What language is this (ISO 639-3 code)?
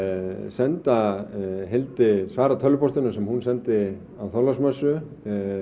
isl